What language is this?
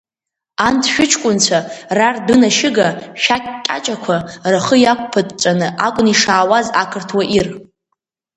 Abkhazian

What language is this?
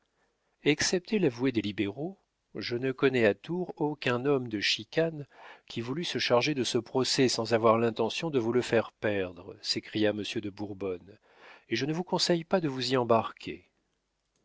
French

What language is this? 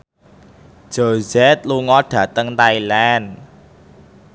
Javanese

